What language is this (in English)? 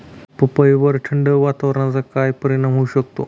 Marathi